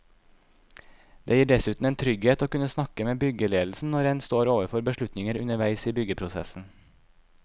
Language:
Norwegian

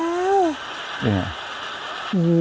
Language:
Thai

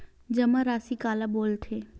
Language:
Chhattisgarhi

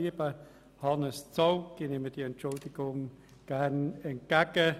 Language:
Swiss German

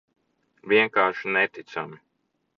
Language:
Latvian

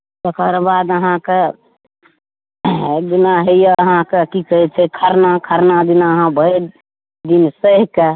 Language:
Maithili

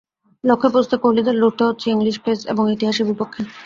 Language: Bangla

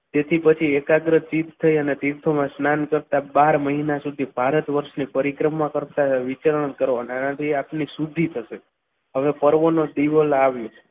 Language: Gujarati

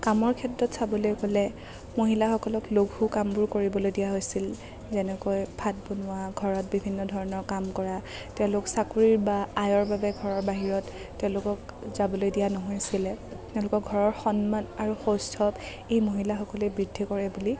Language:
Assamese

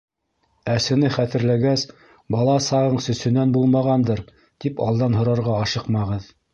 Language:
Bashkir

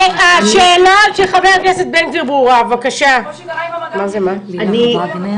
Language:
Hebrew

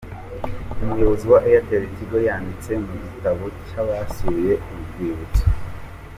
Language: Kinyarwanda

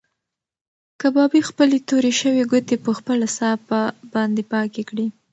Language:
Pashto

